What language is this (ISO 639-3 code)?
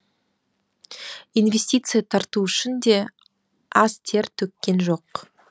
kaz